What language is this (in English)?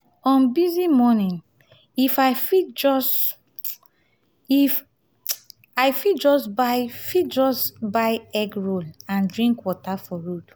Nigerian Pidgin